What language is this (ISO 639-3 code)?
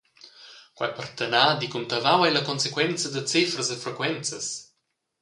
roh